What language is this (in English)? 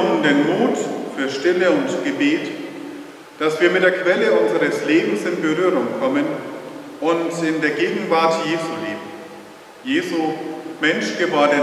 German